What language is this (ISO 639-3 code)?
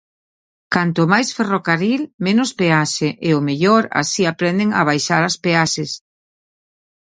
glg